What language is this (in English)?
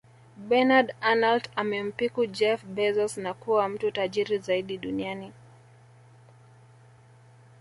Swahili